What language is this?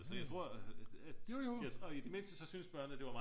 Danish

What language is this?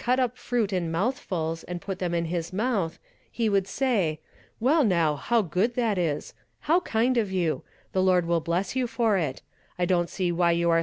English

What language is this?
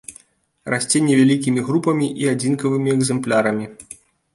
Belarusian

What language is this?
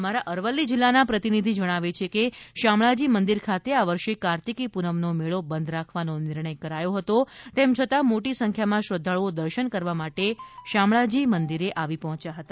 Gujarati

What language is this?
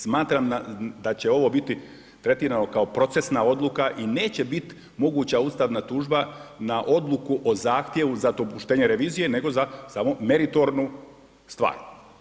Croatian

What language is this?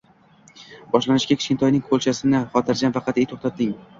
Uzbek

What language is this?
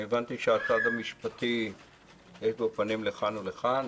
Hebrew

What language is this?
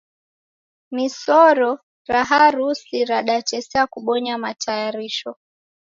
Taita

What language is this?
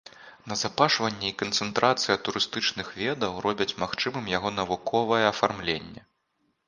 Belarusian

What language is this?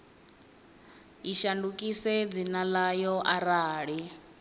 Venda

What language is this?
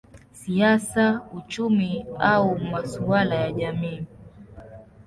Swahili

